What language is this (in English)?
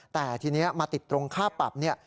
Thai